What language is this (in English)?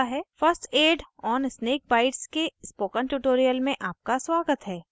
Hindi